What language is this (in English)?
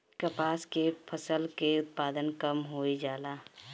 Bhojpuri